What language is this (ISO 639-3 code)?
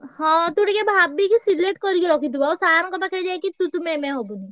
ori